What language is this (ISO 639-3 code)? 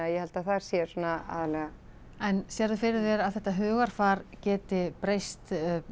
isl